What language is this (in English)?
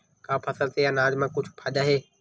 Chhattisgarhi